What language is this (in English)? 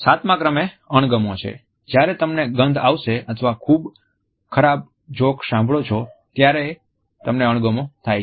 Gujarati